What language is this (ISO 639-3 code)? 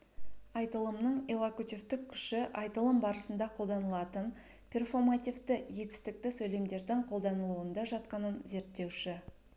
kaz